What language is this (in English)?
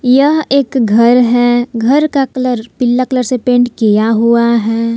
Hindi